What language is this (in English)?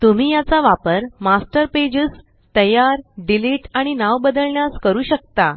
Marathi